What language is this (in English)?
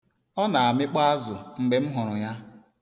Igbo